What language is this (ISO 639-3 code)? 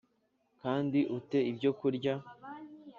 kin